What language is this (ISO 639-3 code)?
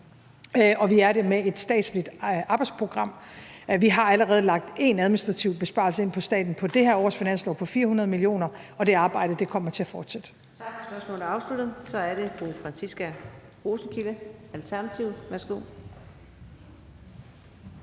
dan